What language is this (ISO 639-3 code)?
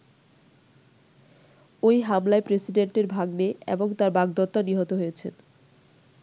ben